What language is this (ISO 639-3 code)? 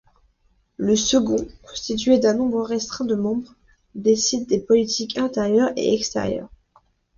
fra